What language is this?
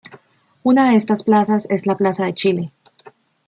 Spanish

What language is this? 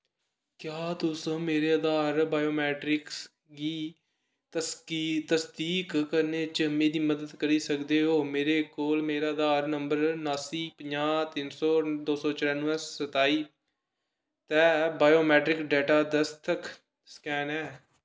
Dogri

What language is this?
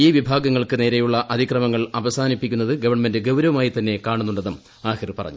Malayalam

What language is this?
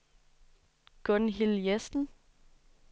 Danish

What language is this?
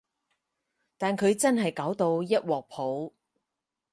Cantonese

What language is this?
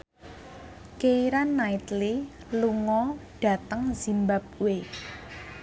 Javanese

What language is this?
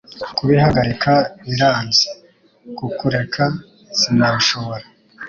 Kinyarwanda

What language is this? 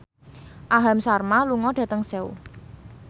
Javanese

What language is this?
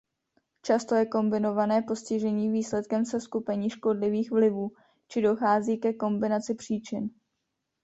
Czech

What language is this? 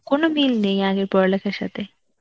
Bangla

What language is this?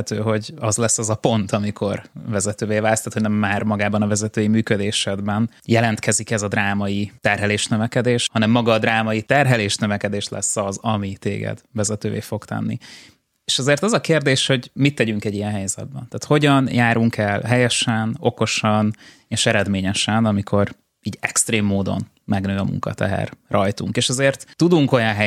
Hungarian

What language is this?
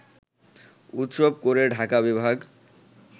Bangla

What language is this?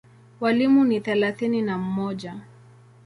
Swahili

